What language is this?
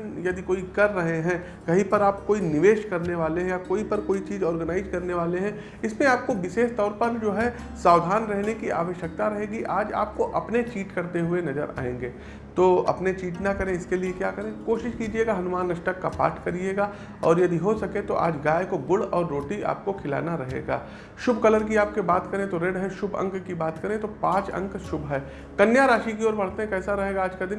Hindi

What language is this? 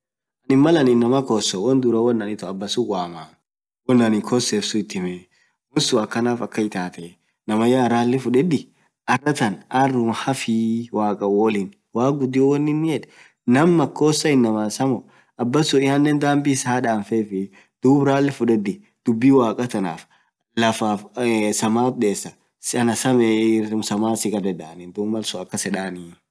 Orma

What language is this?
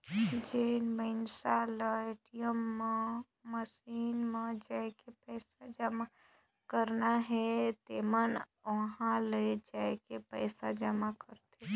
Chhattisgarhi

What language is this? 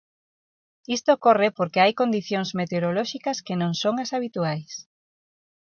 Galician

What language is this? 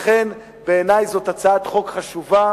Hebrew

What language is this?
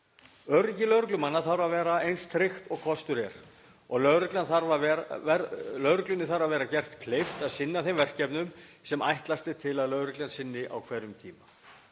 Icelandic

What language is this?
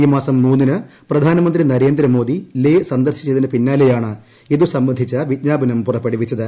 Malayalam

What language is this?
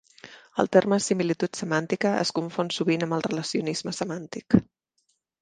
Catalan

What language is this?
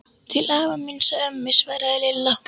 Icelandic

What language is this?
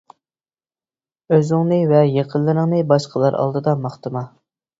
Uyghur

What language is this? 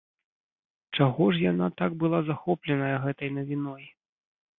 Belarusian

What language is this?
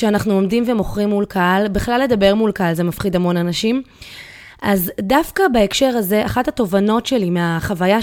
Hebrew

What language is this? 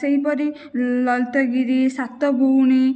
Odia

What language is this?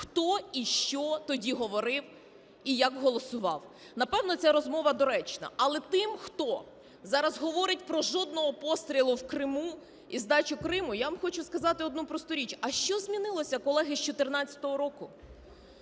Ukrainian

